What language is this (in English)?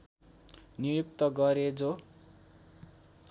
Nepali